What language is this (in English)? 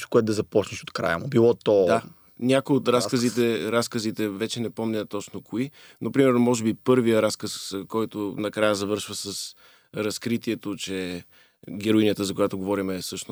Bulgarian